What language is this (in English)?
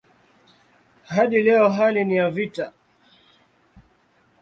Swahili